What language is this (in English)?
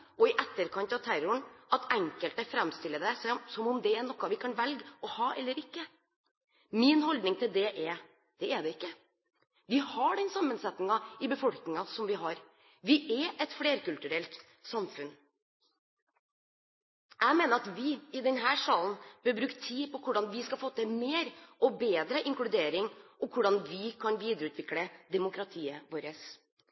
Norwegian Bokmål